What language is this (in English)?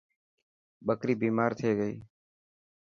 Dhatki